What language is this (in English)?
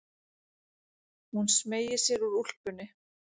Icelandic